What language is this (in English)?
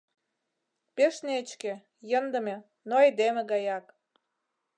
Mari